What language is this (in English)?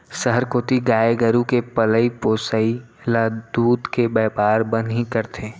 Chhattisgarhi